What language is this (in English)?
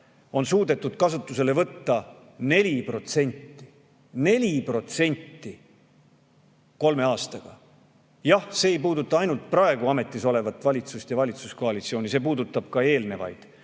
Estonian